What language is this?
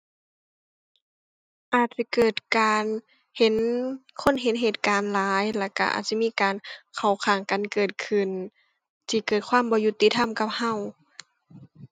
Thai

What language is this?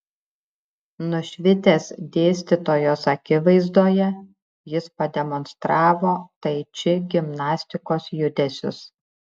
Lithuanian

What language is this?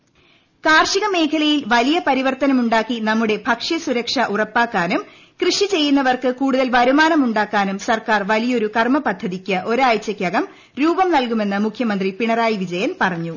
Malayalam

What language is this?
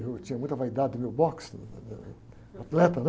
Portuguese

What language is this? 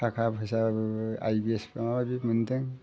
Bodo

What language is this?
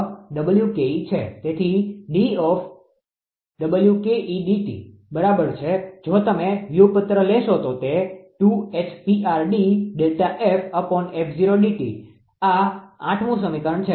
Gujarati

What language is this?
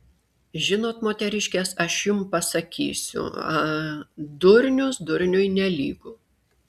Lithuanian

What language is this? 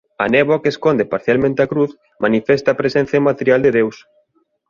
Galician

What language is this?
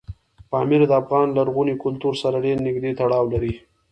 Pashto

